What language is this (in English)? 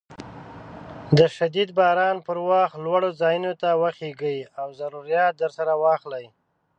Pashto